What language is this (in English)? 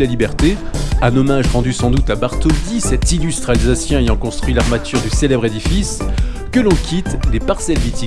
French